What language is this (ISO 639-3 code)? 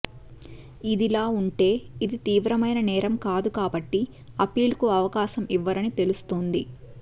tel